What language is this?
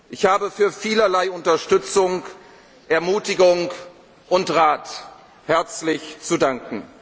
German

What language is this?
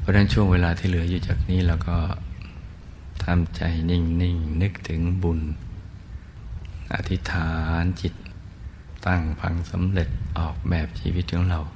Thai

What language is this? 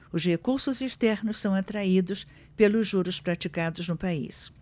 Portuguese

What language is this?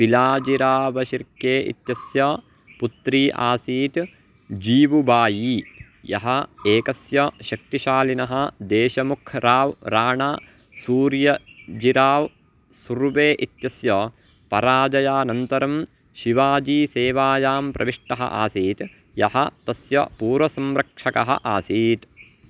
Sanskrit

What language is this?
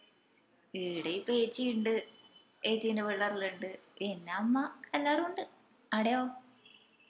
Malayalam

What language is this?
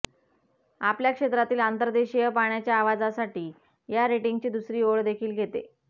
Marathi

